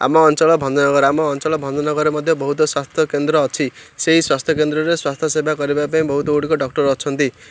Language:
Odia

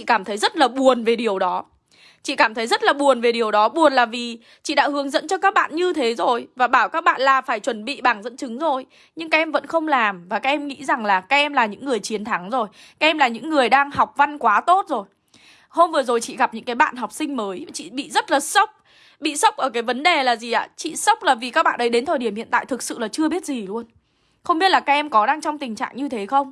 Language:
Vietnamese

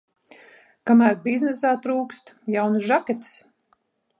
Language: Latvian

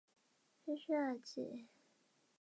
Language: Chinese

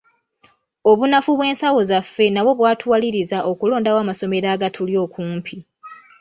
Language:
Ganda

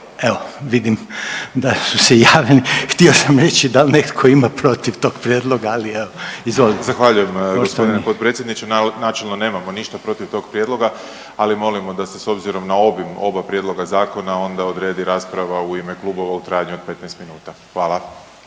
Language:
Croatian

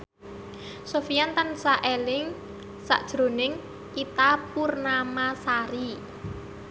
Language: Javanese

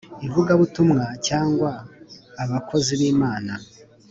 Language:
Kinyarwanda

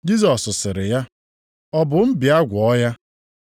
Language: Igbo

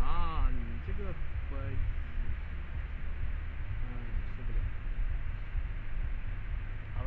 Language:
Chinese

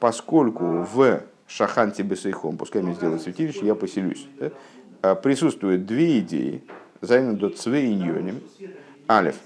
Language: Russian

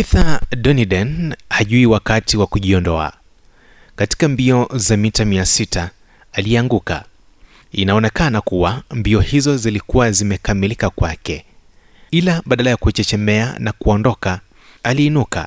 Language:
Swahili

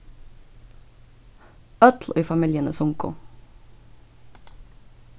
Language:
Faroese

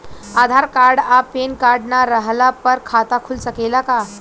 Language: Bhojpuri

